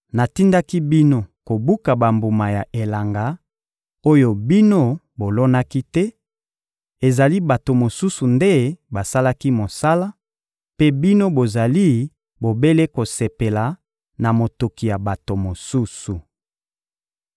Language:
Lingala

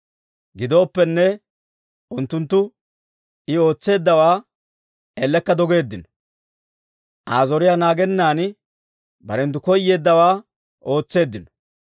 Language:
Dawro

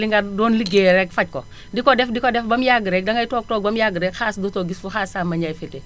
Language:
Wolof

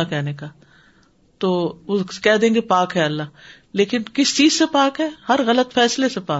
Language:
Urdu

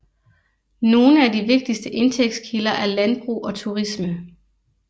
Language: Danish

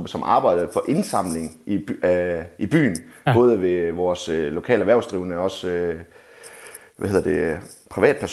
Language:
Danish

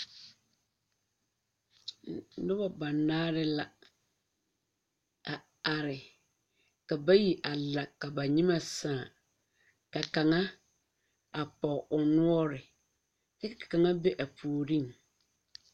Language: Southern Dagaare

